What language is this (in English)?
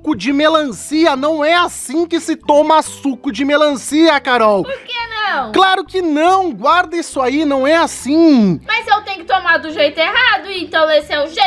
Portuguese